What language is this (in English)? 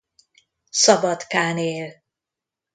Hungarian